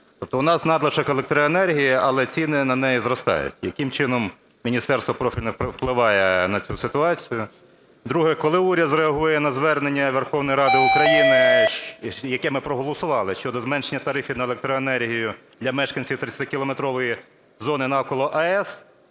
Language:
Ukrainian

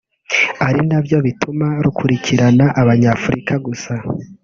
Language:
Kinyarwanda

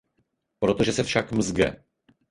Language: Czech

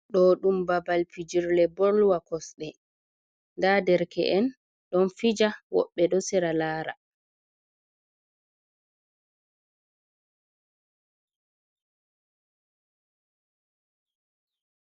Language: Fula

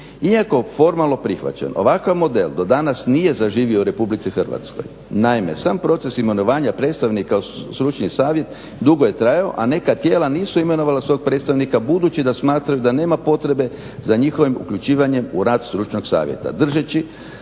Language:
Croatian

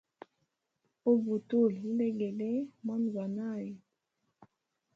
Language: Hemba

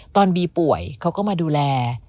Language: Thai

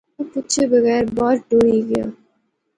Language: Pahari-Potwari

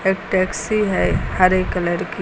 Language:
Hindi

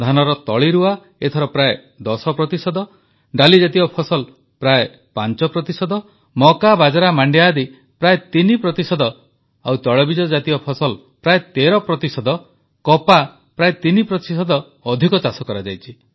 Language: Odia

